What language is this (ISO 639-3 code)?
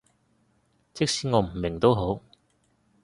yue